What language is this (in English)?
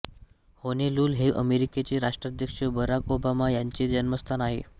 Marathi